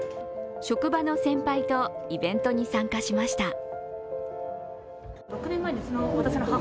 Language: Japanese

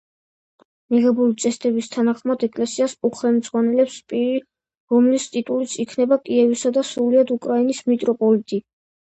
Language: Georgian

